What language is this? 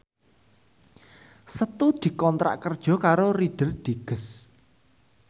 Javanese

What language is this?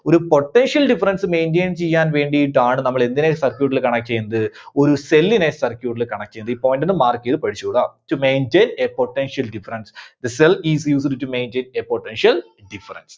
Malayalam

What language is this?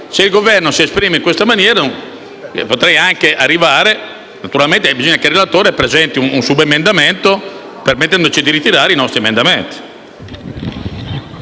Italian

